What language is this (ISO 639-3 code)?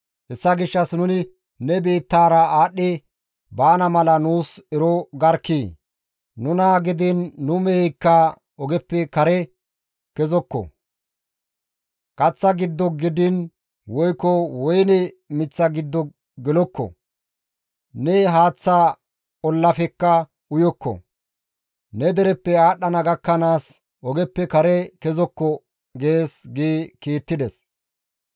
gmv